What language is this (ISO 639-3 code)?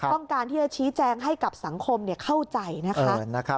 tha